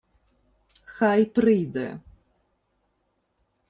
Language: Ukrainian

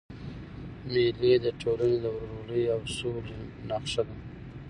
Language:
Pashto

